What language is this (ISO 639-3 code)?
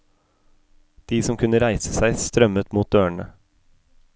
nor